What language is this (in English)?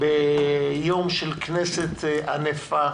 Hebrew